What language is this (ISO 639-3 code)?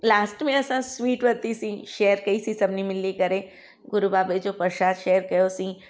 snd